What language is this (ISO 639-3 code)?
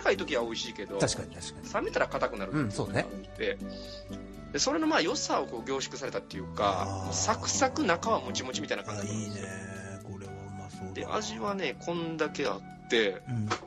jpn